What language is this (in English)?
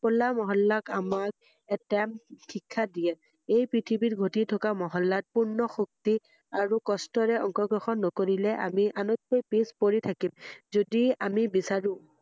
Assamese